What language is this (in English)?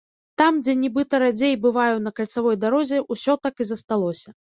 Belarusian